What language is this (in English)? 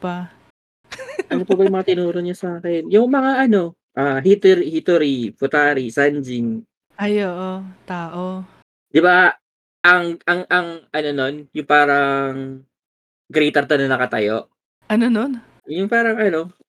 Filipino